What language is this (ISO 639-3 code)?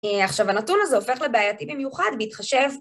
heb